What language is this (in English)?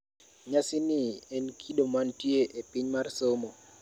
Luo (Kenya and Tanzania)